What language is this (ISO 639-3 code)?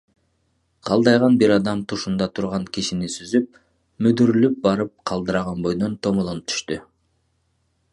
kir